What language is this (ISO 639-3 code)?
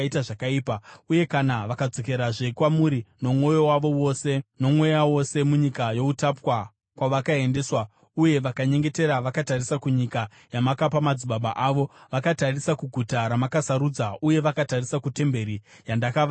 sna